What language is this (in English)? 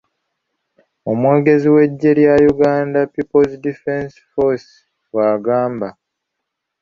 Ganda